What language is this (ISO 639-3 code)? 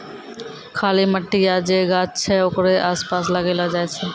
mai